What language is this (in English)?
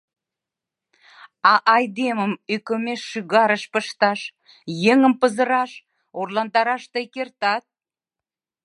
Mari